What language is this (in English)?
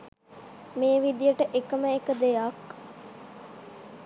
Sinhala